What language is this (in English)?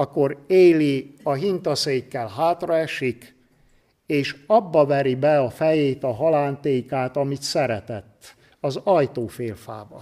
Hungarian